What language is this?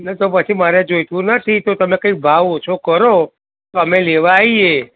Gujarati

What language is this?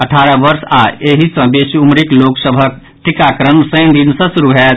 Maithili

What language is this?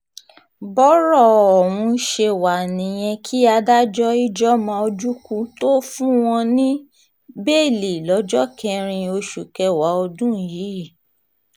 Yoruba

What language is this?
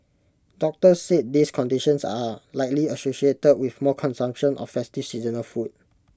English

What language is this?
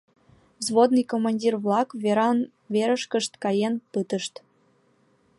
Mari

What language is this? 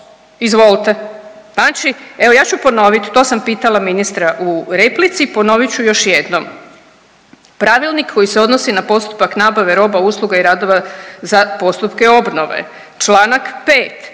Croatian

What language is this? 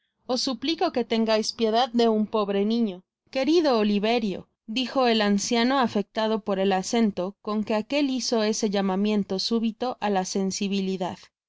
Spanish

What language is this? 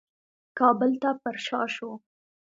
Pashto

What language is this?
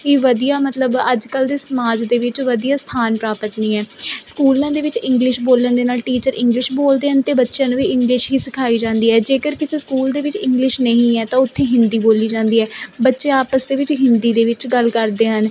Punjabi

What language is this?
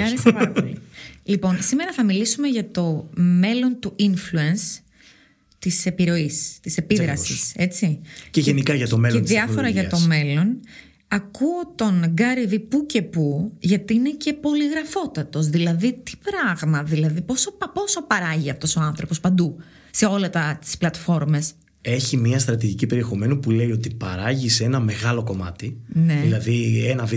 Greek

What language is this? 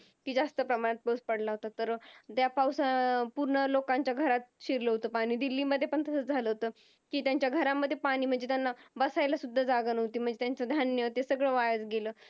Marathi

